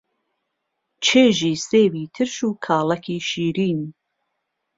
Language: Central Kurdish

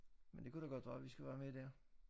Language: Danish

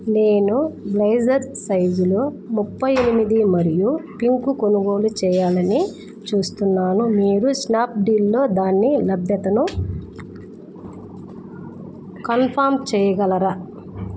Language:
Telugu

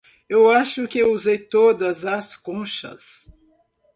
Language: Portuguese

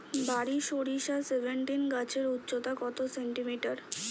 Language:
Bangla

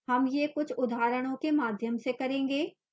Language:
Hindi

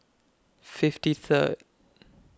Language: English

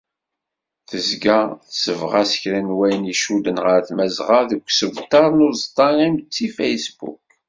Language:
Kabyle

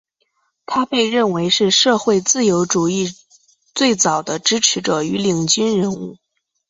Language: Chinese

